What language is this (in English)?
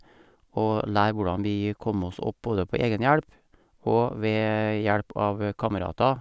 Norwegian